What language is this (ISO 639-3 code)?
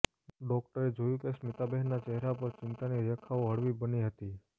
guj